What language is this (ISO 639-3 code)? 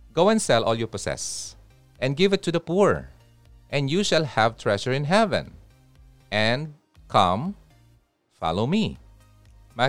fil